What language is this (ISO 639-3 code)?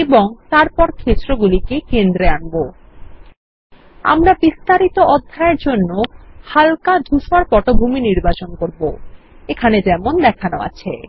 ben